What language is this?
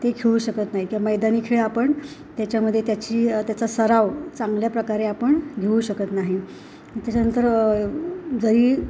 Marathi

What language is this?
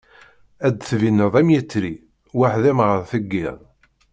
Kabyle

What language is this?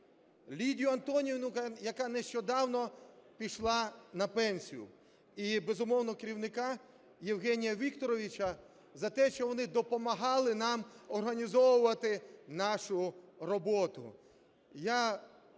Ukrainian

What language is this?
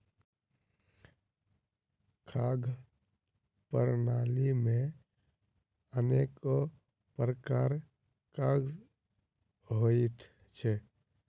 Maithili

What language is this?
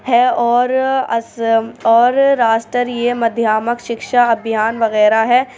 Urdu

